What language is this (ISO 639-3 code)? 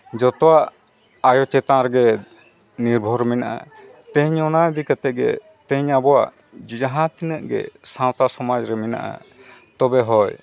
sat